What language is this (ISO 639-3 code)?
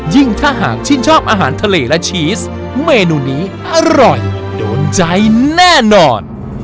tha